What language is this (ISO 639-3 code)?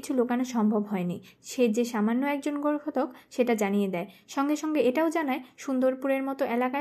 ben